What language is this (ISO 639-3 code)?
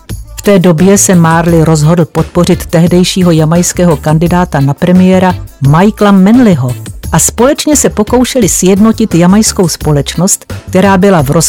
ces